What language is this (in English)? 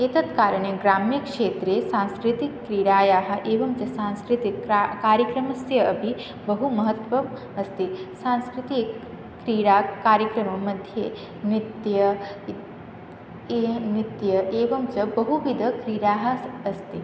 Sanskrit